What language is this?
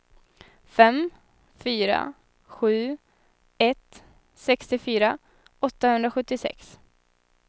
Swedish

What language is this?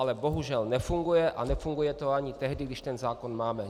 Czech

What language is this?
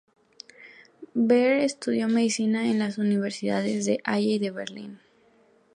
Spanish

